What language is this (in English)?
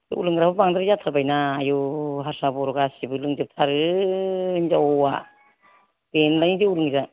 Bodo